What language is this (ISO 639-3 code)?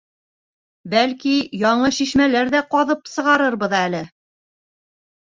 bak